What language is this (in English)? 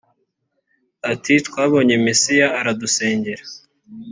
Kinyarwanda